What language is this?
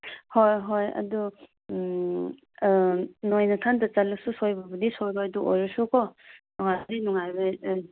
Manipuri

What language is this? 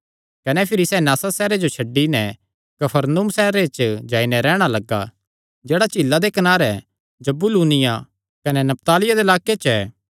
Kangri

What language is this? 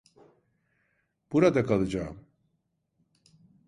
Turkish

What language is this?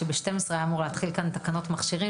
Hebrew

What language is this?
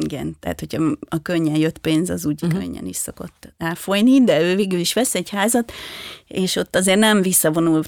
Hungarian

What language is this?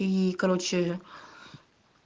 Russian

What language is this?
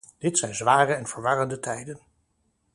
Dutch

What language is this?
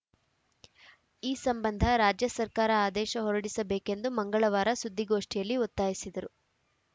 Kannada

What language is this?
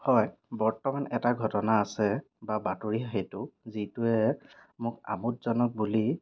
Assamese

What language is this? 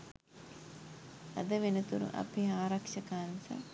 Sinhala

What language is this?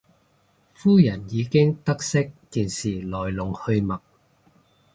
Cantonese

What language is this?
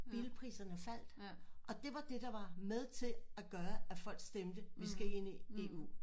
Danish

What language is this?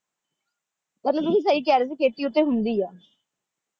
Punjabi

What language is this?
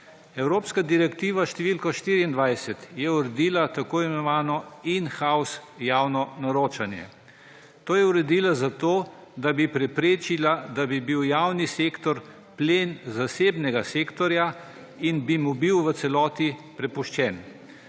Slovenian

